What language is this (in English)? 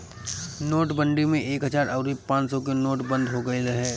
Bhojpuri